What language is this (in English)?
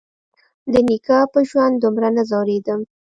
Pashto